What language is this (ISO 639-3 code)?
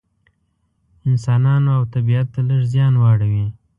pus